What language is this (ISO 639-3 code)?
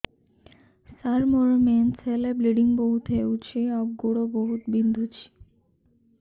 ori